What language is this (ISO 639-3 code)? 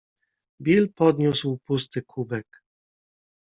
pol